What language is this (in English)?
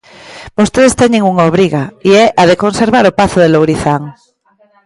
Galician